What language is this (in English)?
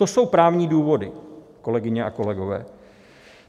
Czech